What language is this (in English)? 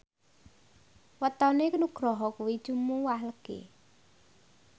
Javanese